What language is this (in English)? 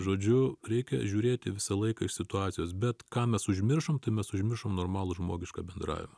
Lithuanian